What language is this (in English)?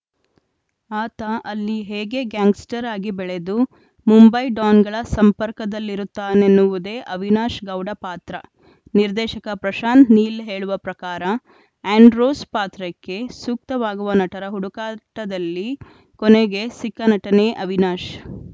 Kannada